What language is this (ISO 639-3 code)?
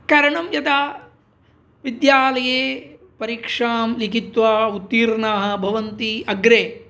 san